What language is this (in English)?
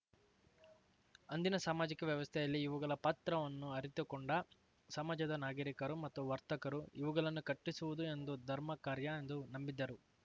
Kannada